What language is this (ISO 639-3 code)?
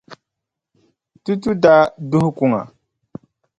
dag